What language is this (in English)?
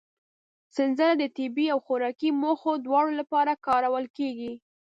Pashto